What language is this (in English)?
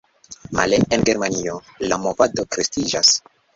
Esperanto